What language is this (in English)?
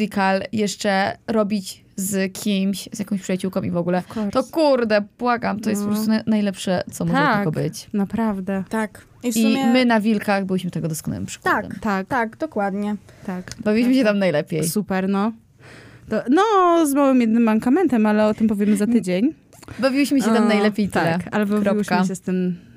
Polish